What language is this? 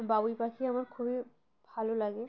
Bangla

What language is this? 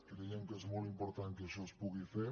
Catalan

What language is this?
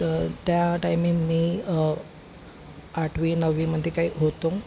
Marathi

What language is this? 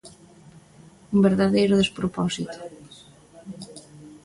Galician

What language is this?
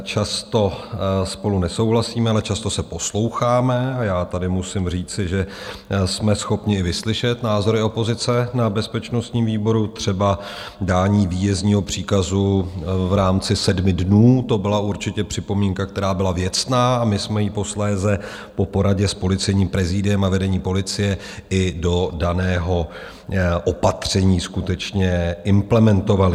Czech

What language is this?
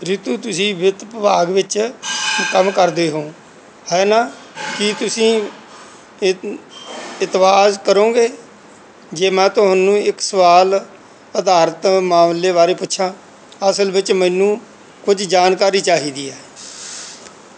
Punjabi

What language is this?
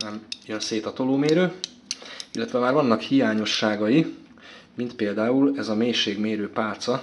Hungarian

